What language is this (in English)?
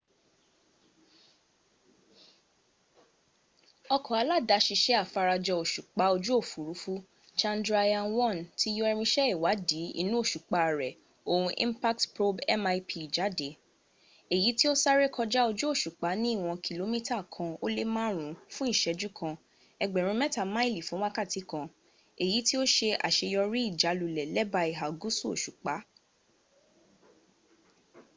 Yoruba